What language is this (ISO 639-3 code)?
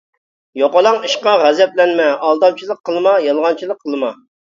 uig